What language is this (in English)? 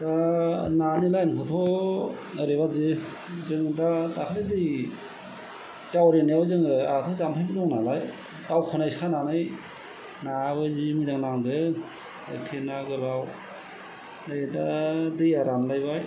Bodo